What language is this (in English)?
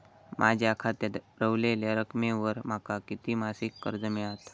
Marathi